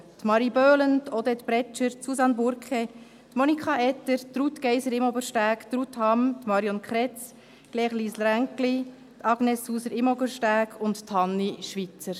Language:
Swiss German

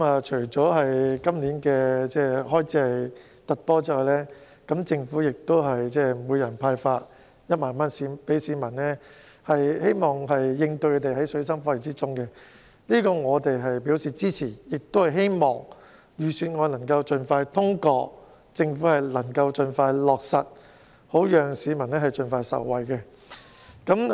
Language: Cantonese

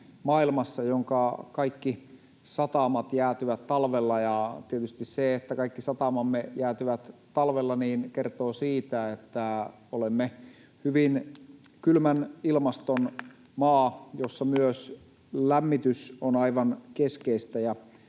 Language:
Finnish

